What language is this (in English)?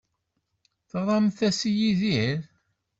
Kabyle